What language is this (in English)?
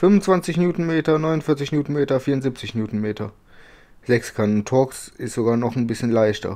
German